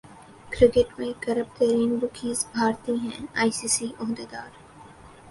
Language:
Urdu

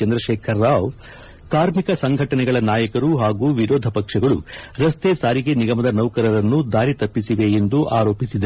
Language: Kannada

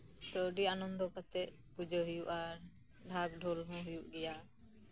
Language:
Santali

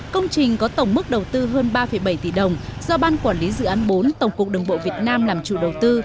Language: Vietnamese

